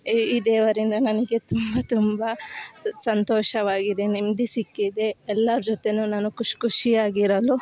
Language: Kannada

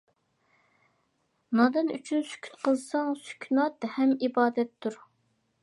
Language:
Uyghur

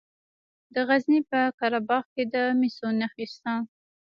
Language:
Pashto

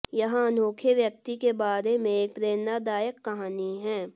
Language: Hindi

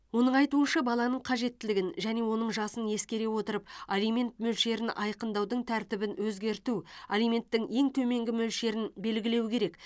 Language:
Kazakh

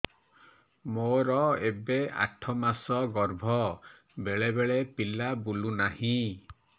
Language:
Odia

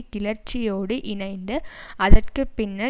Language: Tamil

